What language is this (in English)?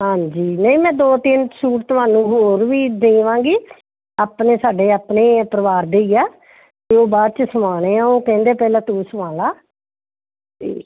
Punjabi